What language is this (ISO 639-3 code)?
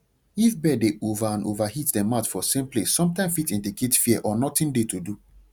pcm